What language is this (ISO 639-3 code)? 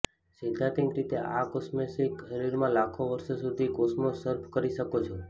guj